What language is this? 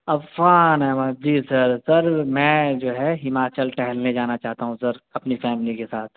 Urdu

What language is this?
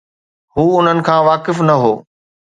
Sindhi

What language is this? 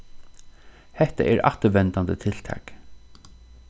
Faroese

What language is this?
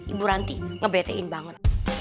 Indonesian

